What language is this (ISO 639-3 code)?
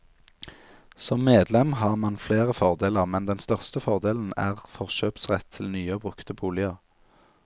nor